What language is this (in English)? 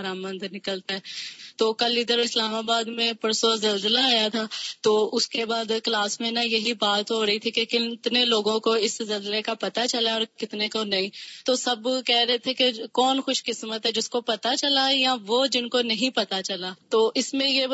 Urdu